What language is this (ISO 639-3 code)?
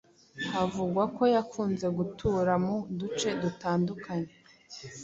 kin